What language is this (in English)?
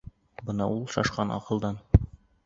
Bashkir